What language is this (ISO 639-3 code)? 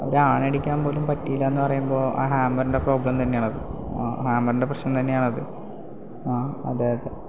mal